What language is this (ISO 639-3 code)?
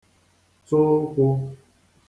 ibo